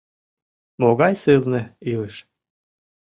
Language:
Mari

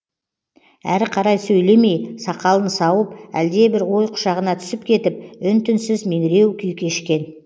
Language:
Kazakh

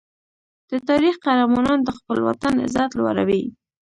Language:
Pashto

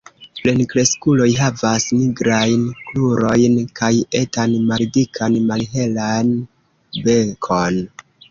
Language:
Esperanto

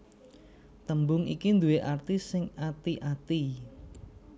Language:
Javanese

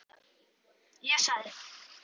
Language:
Icelandic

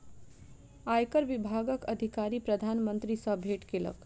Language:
Maithili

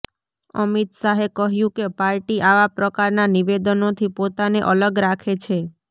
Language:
Gujarati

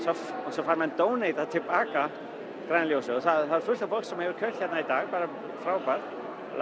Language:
Icelandic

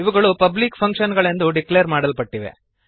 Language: Kannada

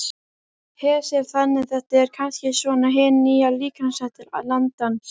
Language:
Icelandic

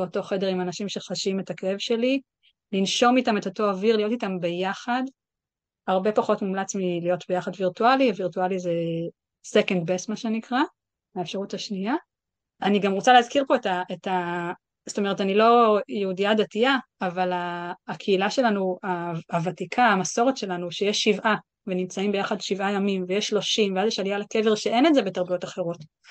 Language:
Hebrew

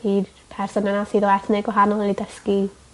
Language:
Welsh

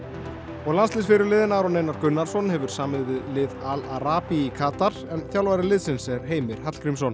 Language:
Icelandic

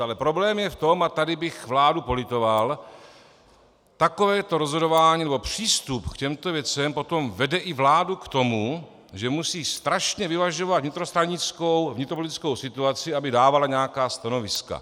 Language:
Czech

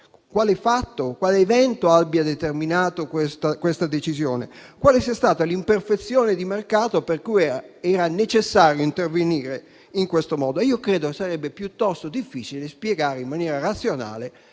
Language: Italian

